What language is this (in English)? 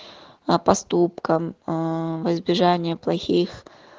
Russian